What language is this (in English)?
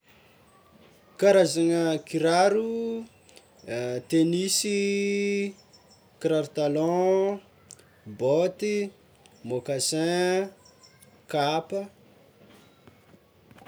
Tsimihety Malagasy